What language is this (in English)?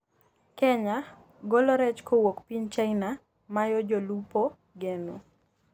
Luo (Kenya and Tanzania)